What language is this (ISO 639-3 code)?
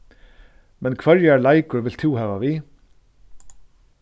fao